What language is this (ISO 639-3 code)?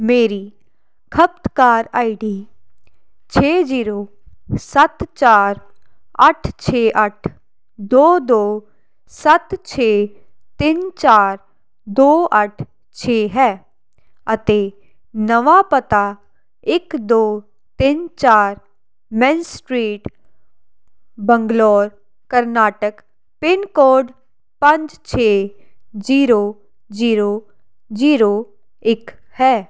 pan